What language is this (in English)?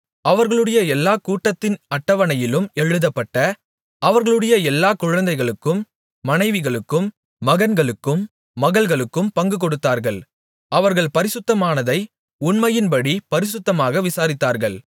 Tamil